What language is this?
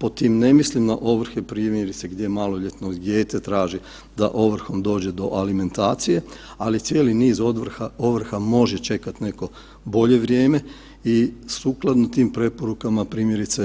Croatian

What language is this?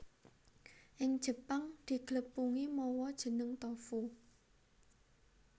Javanese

